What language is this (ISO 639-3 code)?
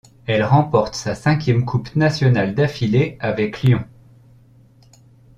fra